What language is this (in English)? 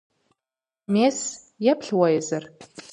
Kabardian